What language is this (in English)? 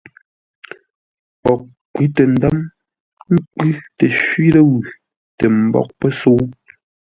Ngombale